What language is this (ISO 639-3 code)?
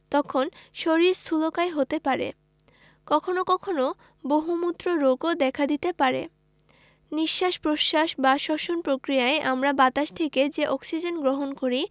ben